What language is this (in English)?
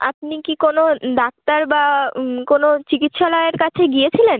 Bangla